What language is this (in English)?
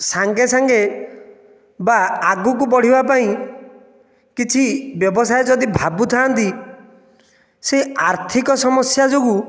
Odia